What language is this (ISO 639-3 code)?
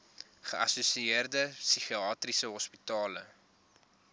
afr